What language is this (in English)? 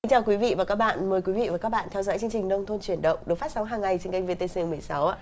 Vietnamese